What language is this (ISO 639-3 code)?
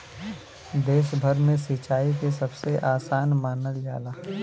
bho